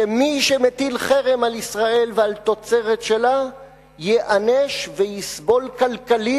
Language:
Hebrew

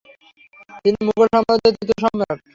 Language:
Bangla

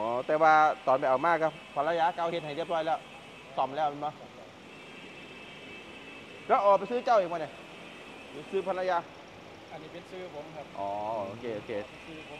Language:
Thai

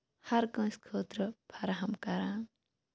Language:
Kashmiri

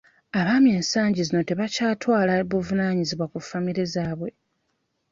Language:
Ganda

